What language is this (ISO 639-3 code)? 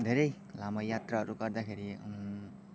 nep